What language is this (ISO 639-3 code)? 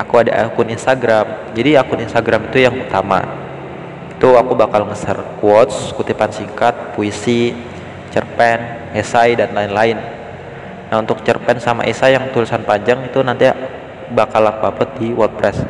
ind